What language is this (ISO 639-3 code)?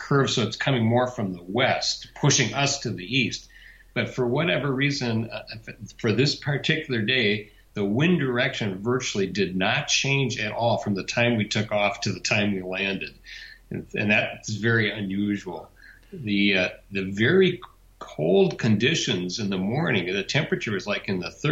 eng